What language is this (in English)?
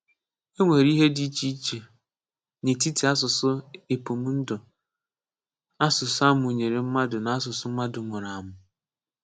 Igbo